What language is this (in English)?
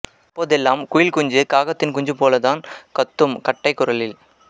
Tamil